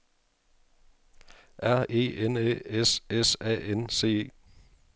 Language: Danish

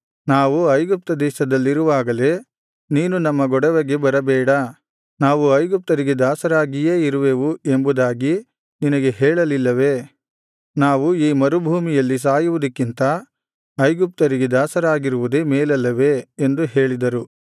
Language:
Kannada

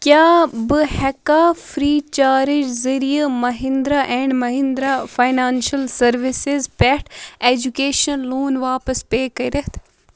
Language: Kashmiri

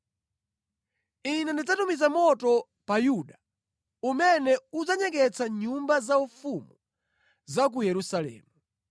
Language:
Nyanja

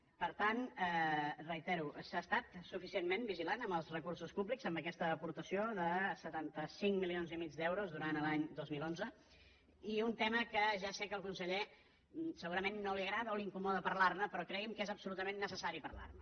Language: Catalan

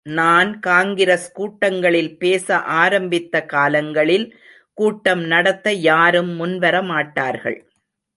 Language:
Tamil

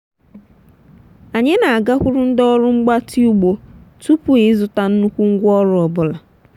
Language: Igbo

